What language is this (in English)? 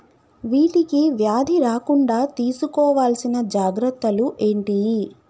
Telugu